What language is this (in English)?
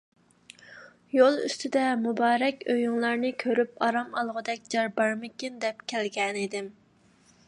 Uyghur